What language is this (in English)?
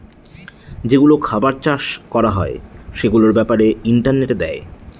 Bangla